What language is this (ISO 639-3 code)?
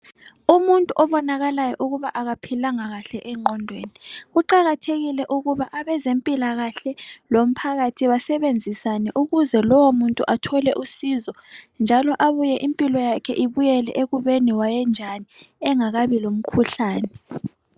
nde